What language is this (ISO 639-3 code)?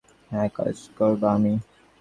ben